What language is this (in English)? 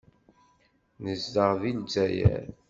Kabyle